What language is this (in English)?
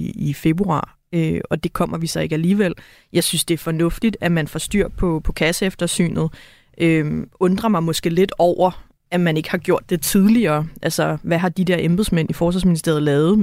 Danish